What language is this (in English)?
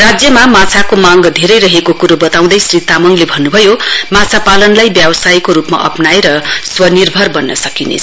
Nepali